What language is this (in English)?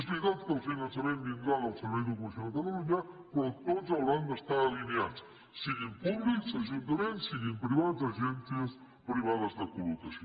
Catalan